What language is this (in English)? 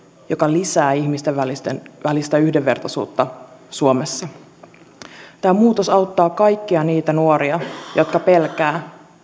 Finnish